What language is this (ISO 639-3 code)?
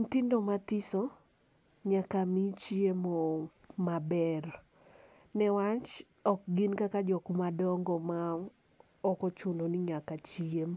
luo